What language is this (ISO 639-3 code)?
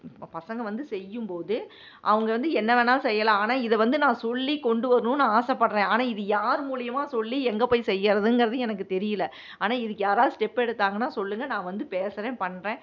tam